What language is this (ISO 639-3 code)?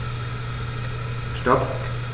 deu